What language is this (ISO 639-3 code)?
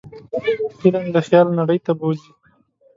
pus